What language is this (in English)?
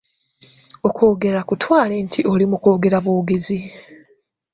Ganda